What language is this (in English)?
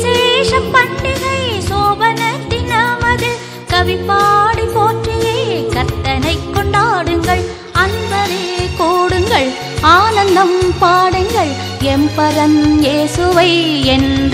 Tamil